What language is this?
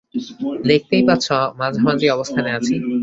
Bangla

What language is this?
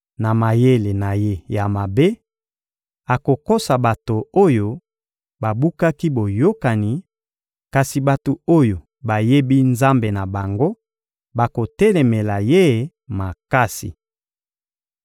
Lingala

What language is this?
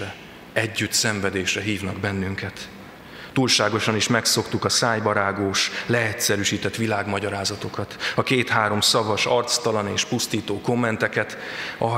Hungarian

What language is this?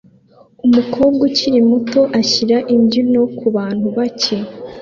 Kinyarwanda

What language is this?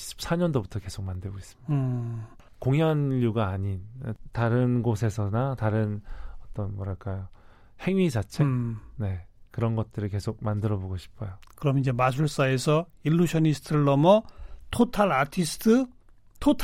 Korean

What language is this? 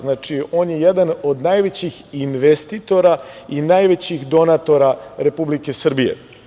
Serbian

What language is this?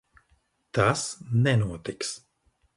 Latvian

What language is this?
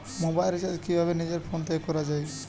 Bangla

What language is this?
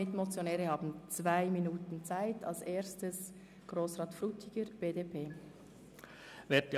Swiss German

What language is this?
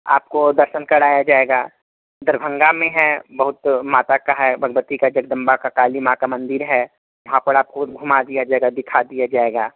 Hindi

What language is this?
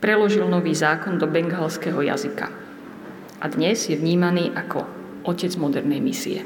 Slovak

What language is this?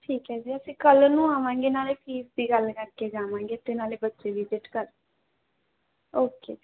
Punjabi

